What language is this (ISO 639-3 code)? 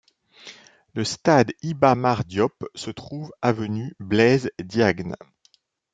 fra